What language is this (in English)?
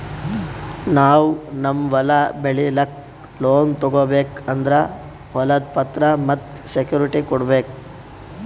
Kannada